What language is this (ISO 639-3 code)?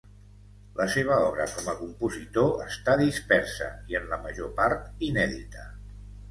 cat